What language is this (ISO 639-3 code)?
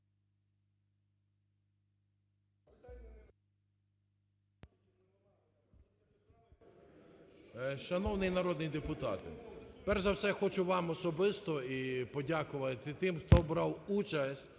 ukr